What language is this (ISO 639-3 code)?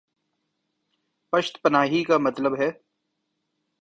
urd